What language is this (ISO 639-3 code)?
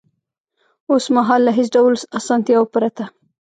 pus